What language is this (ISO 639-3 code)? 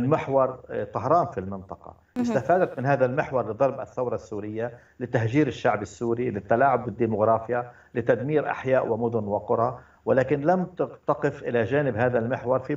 ara